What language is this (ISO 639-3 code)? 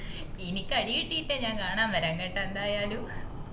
mal